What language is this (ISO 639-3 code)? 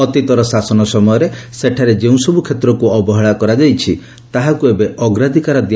ori